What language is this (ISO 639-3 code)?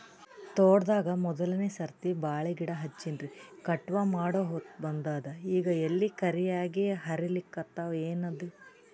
kan